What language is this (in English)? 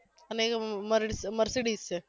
Gujarati